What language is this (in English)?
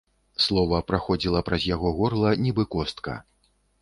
Belarusian